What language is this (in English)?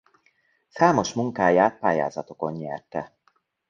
Hungarian